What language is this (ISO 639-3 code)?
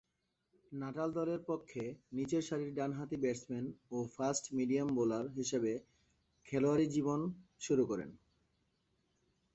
ben